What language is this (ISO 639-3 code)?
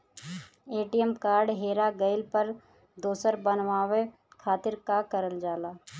bho